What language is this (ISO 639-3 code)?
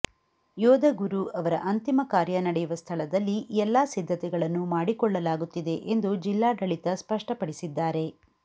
kan